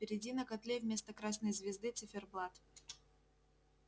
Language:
Russian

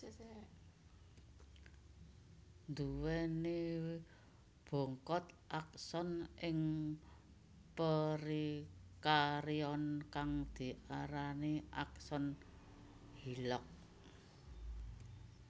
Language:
Javanese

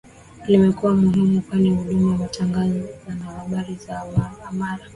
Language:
Swahili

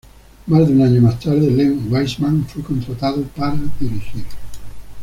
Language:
Spanish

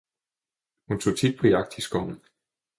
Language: Danish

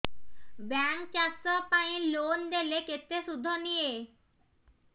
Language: Odia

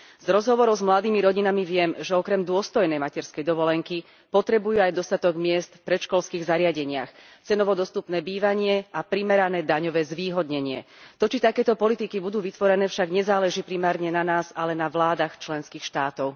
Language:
Slovak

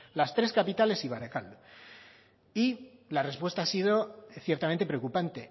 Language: Spanish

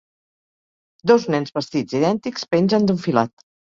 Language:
Catalan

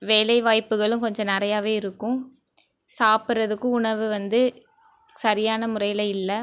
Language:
Tamil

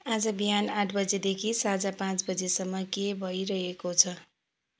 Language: Nepali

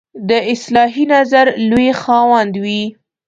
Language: Pashto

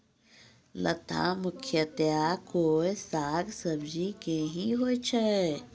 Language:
Maithili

